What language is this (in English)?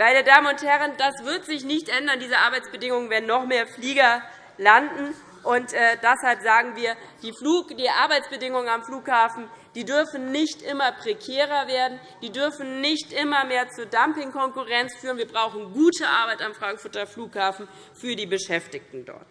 German